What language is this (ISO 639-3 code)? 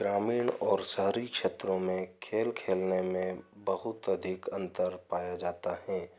hin